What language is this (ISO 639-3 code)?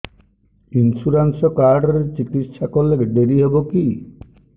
ori